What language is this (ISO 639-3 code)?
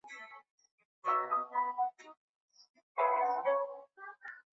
zho